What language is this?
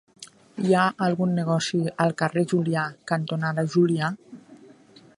Catalan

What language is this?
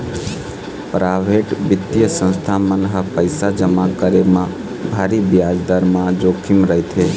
Chhattisgarhi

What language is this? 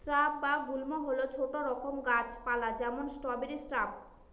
Bangla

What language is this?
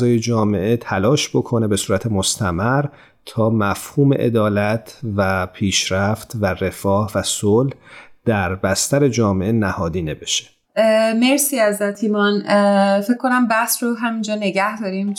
Persian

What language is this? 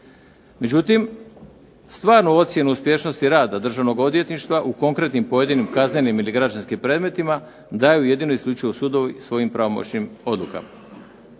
Croatian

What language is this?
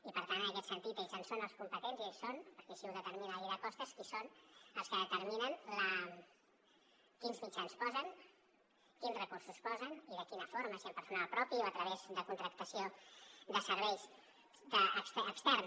Catalan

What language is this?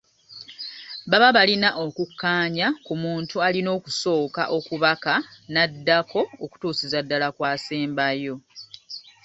Ganda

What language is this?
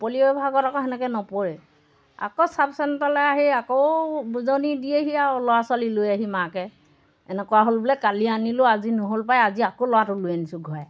Assamese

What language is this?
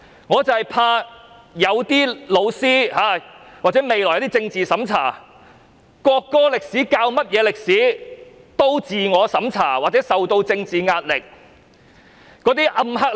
Cantonese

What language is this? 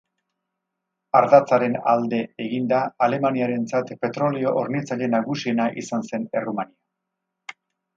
Basque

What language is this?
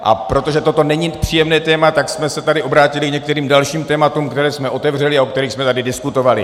Czech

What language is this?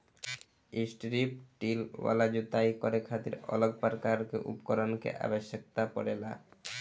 Bhojpuri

